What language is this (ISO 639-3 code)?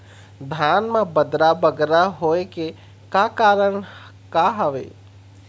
hne